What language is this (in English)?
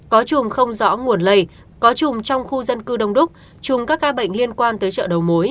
Vietnamese